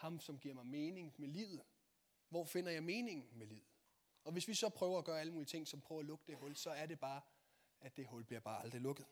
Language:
Danish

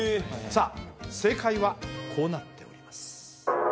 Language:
Japanese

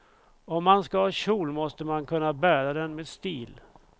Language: Swedish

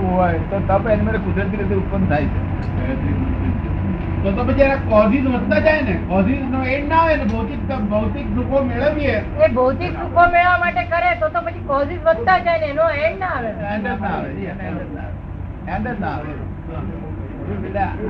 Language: Gujarati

